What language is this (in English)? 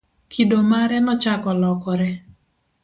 Luo (Kenya and Tanzania)